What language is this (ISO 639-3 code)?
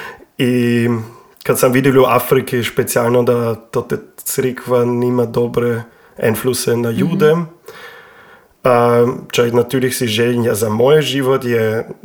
hrv